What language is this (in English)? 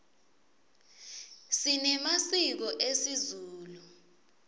Swati